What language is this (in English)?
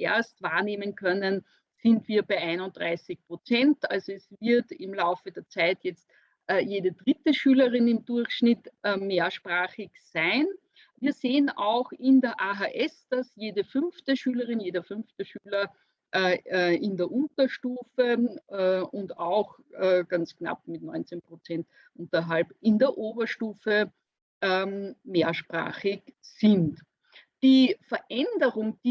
German